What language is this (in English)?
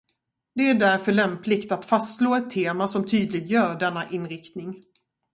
Swedish